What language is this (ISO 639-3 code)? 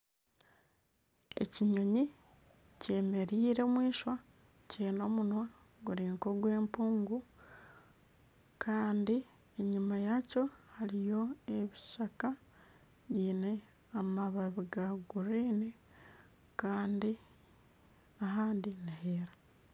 nyn